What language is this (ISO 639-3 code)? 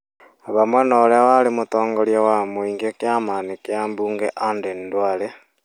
kik